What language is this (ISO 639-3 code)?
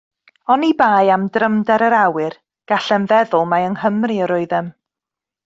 cym